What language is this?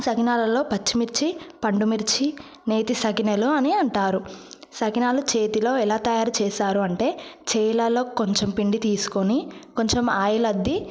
Telugu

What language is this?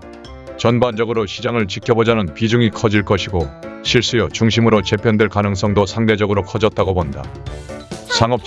Korean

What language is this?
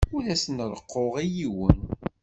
Kabyle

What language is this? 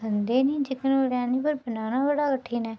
Dogri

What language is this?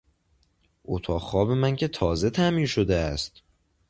Persian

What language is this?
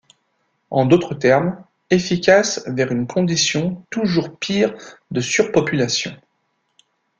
French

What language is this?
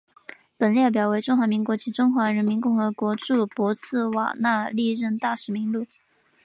Chinese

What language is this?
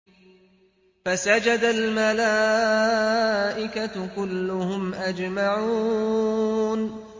Arabic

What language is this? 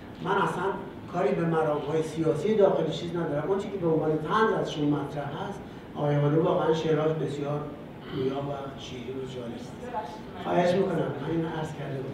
Persian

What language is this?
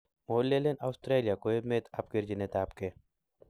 Kalenjin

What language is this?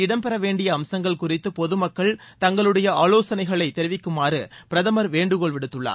Tamil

